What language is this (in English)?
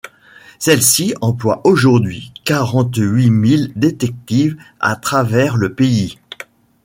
French